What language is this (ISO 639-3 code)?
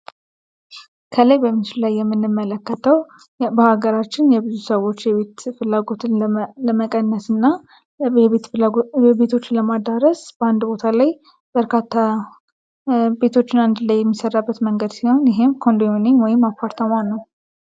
amh